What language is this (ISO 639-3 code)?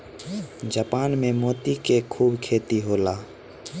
bho